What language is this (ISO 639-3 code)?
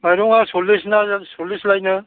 brx